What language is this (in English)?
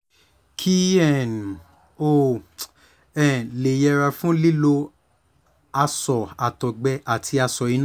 Yoruba